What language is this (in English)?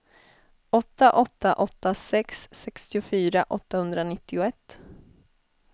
Swedish